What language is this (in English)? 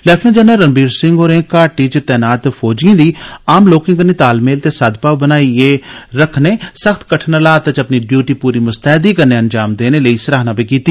Dogri